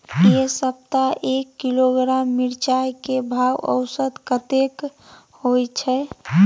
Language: Maithili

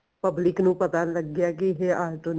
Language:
Punjabi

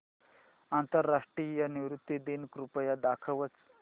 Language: Marathi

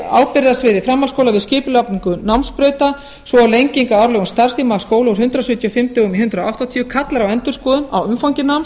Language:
Icelandic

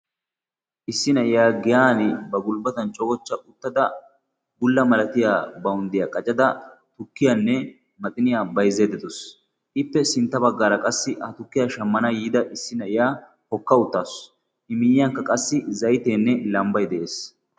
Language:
Wolaytta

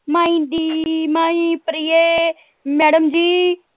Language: Punjabi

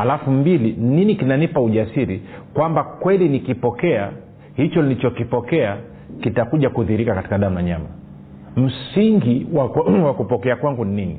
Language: Swahili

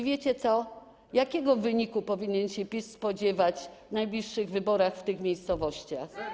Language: Polish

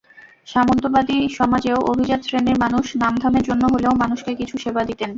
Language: Bangla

